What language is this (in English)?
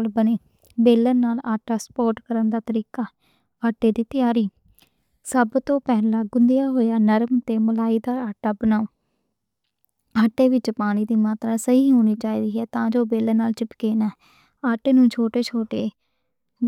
Western Panjabi